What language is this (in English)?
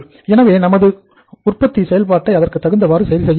Tamil